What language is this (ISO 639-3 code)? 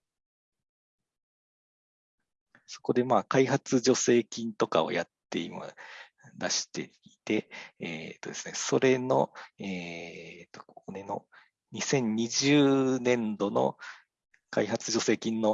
jpn